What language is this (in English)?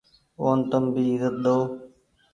Goaria